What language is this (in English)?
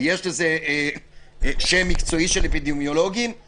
Hebrew